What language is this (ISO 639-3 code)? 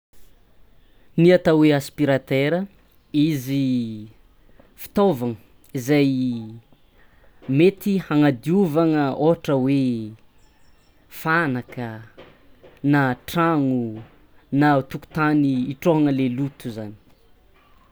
xmw